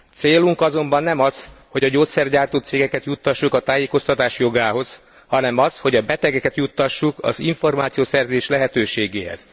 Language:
Hungarian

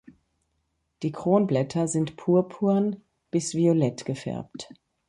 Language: German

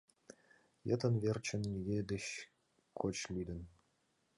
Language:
Mari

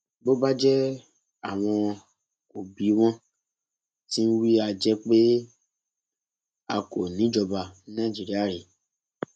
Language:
Yoruba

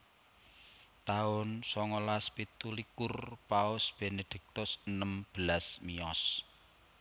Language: Javanese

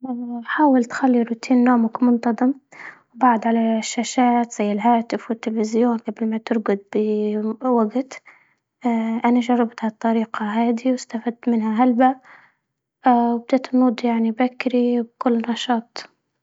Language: Libyan Arabic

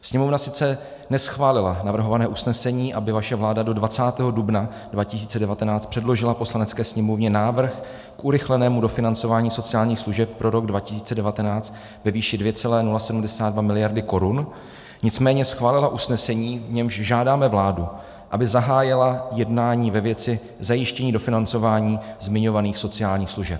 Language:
Czech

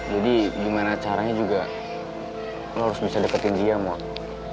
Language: Indonesian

